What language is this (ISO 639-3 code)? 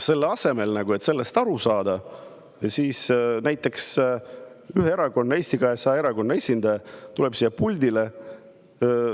est